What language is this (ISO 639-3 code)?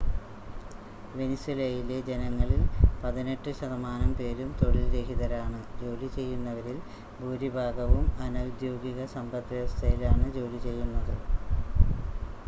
mal